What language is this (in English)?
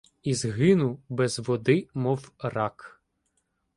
Ukrainian